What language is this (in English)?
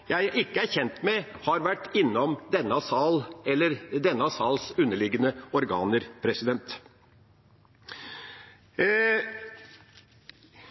Norwegian Bokmål